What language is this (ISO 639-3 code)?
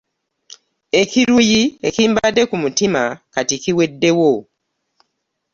lug